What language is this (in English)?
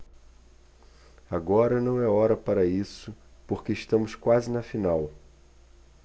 Portuguese